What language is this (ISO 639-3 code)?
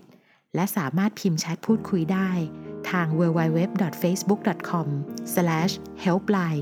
tha